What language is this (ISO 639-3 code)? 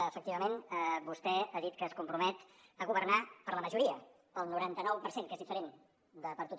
cat